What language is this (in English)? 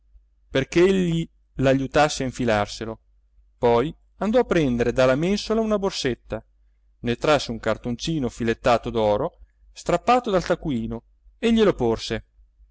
Italian